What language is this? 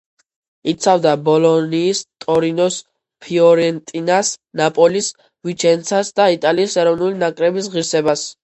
Georgian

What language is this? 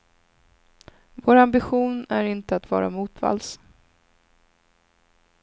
Swedish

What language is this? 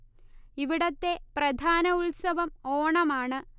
Malayalam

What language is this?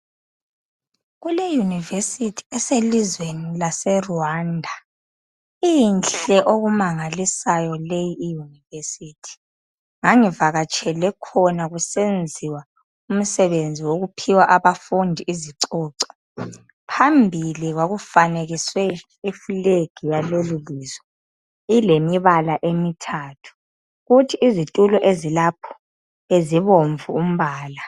North Ndebele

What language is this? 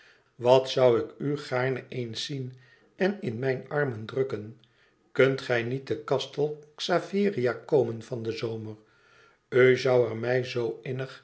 Dutch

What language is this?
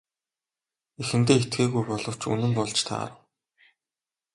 Mongolian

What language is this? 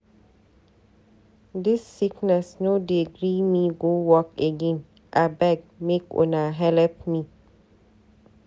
Nigerian Pidgin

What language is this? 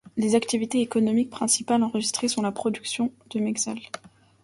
French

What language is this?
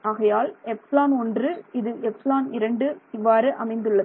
Tamil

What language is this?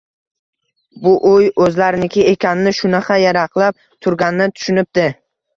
Uzbek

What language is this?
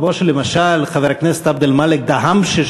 Hebrew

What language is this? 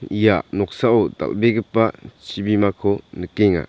Garo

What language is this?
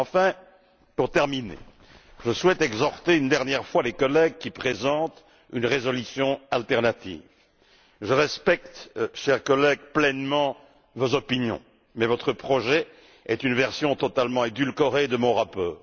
French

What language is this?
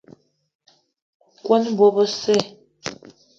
Eton (Cameroon)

